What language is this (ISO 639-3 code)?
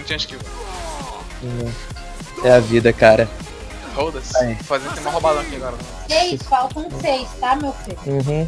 por